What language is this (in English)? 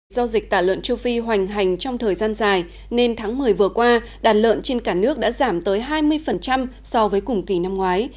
Vietnamese